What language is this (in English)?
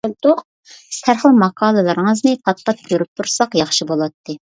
Uyghur